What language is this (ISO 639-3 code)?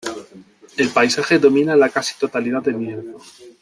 spa